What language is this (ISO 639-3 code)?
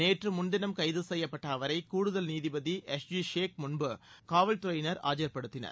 tam